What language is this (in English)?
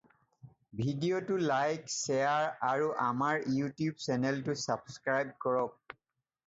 Assamese